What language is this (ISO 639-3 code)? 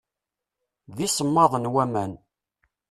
kab